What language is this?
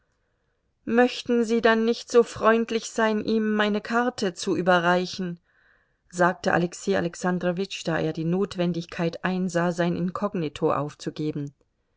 German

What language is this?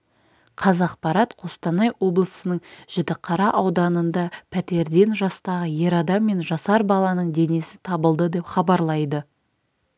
Kazakh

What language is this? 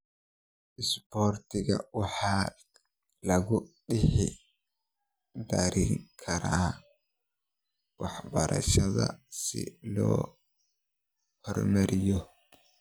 Somali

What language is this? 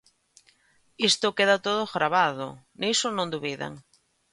Galician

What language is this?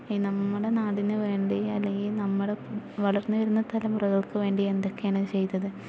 Malayalam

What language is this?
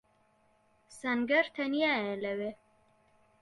Central Kurdish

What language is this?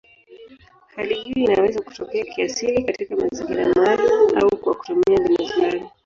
Swahili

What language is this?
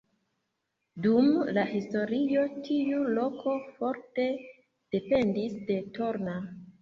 Esperanto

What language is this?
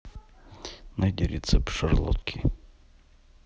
Russian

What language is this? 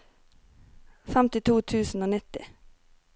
Norwegian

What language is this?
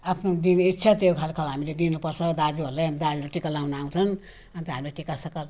Nepali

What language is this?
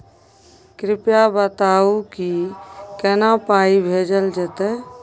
Maithili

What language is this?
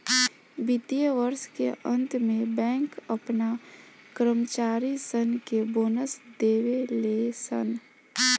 Bhojpuri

